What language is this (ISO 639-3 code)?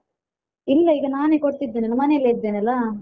kan